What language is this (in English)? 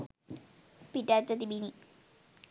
Sinhala